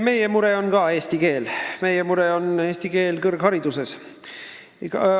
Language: Estonian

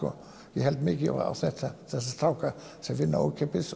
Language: Icelandic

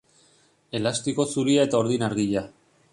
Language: Basque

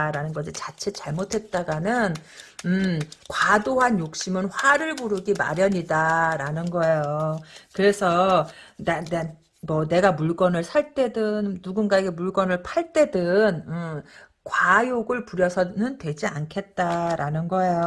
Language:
Korean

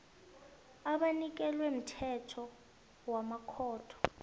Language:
South Ndebele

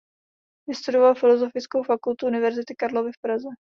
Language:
Czech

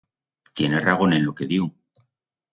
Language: Aragonese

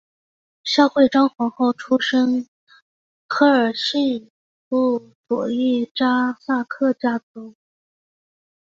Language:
Chinese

